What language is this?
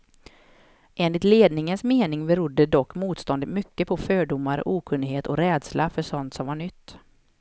Swedish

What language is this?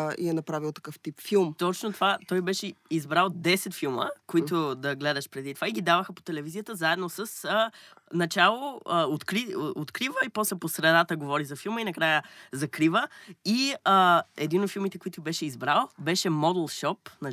Bulgarian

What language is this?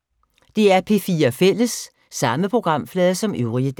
Danish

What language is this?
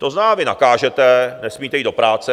Czech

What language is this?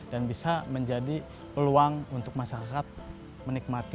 Indonesian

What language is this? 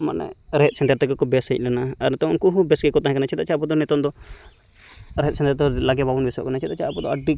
Santali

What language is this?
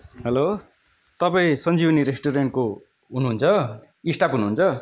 Nepali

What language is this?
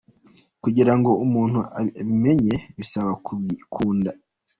Kinyarwanda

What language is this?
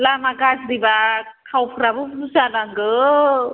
Bodo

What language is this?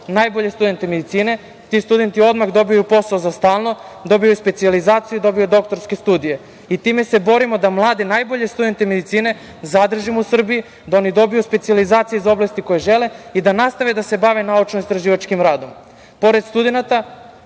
Serbian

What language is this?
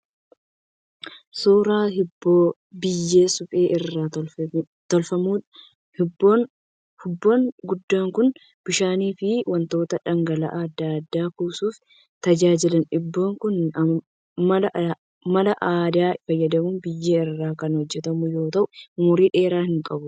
Oromo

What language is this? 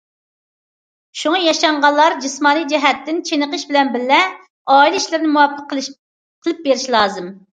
Uyghur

